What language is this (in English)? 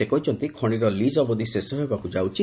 Odia